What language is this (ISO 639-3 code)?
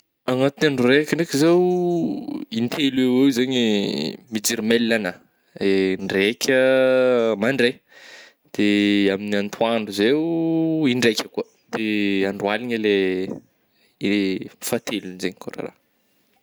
bmm